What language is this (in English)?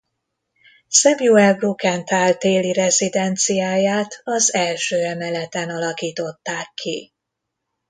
Hungarian